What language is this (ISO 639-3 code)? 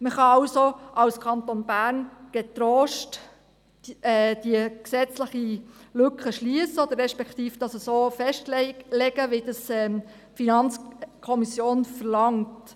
gsw